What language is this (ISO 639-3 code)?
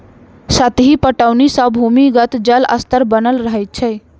mai